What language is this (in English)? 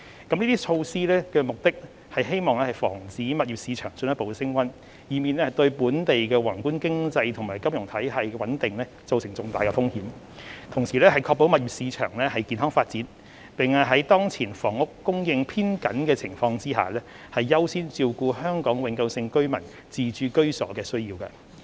Cantonese